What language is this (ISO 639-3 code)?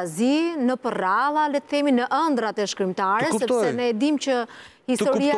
ron